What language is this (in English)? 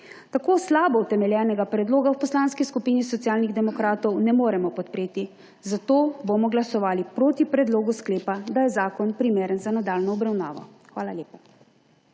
Slovenian